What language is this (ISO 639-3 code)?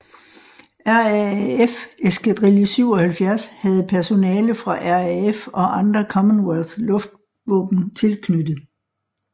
dan